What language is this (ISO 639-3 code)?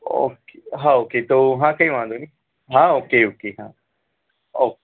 guj